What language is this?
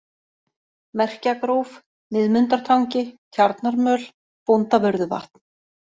Icelandic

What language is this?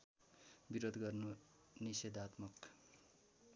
Nepali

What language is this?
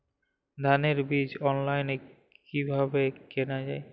Bangla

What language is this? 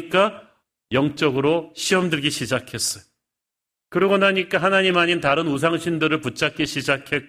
Korean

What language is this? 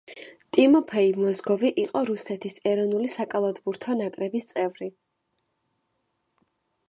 Georgian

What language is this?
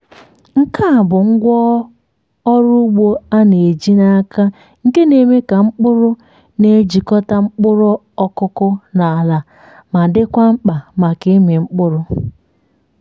Igbo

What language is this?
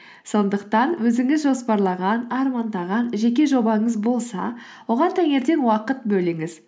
Kazakh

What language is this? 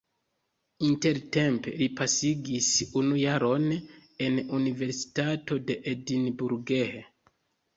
Esperanto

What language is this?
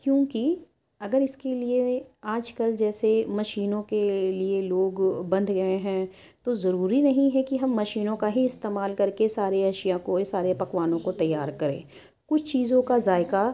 Urdu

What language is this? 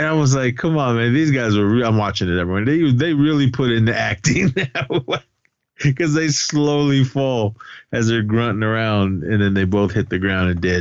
English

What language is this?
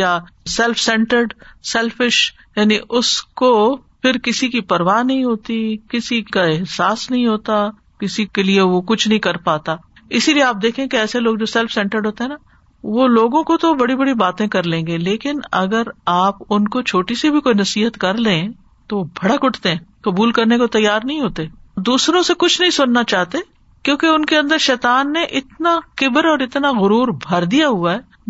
Urdu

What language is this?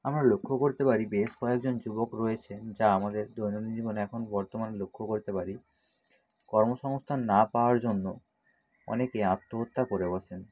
Bangla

